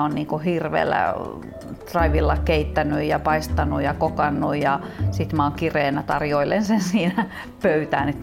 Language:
Finnish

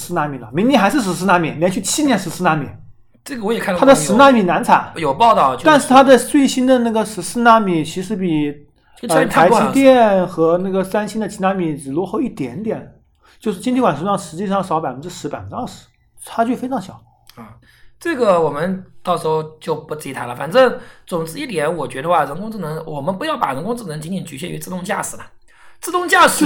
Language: Chinese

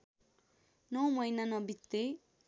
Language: Nepali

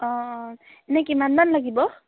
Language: Assamese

